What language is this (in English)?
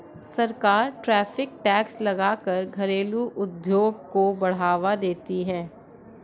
Hindi